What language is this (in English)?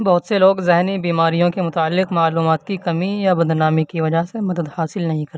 Urdu